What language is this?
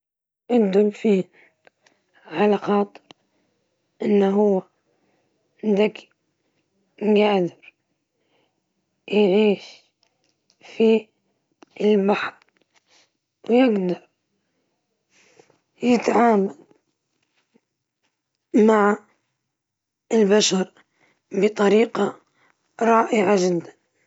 Libyan Arabic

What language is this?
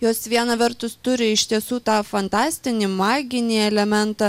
Lithuanian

